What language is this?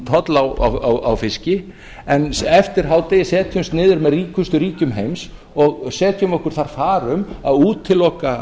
Icelandic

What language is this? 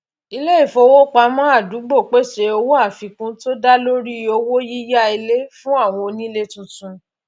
Yoruba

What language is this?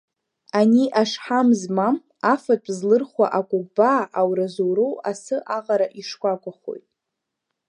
Abkhazian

